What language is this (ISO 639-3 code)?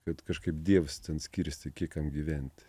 lit